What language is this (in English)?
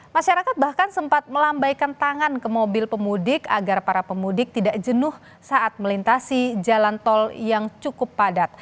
Indonesian